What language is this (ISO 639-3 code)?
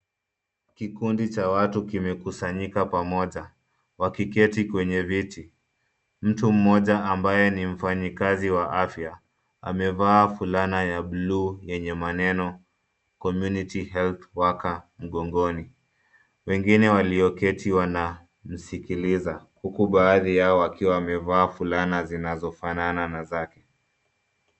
swa